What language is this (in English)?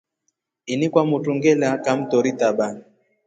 Rombo